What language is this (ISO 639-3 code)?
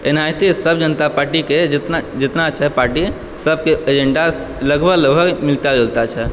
mai